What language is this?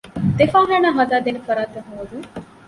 Divehi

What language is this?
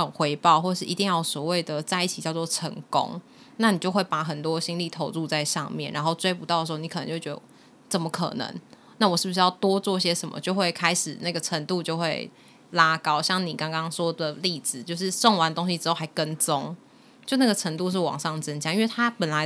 Chinese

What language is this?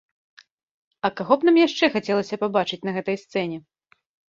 Belarusian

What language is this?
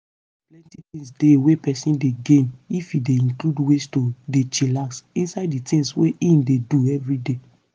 Nigerian Pidgin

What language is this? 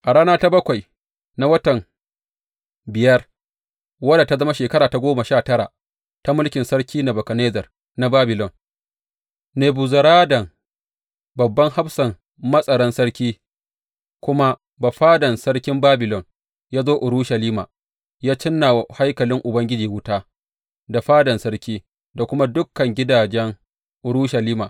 Hausa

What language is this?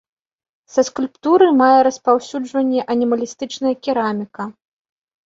Belarusian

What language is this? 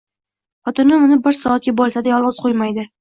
Uzbek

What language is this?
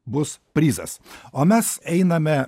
Lithuanian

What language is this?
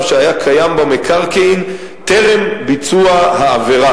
Hebrew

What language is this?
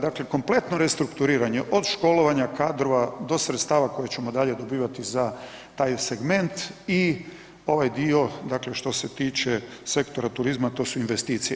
Croatian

